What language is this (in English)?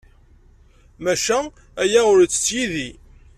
Kabyle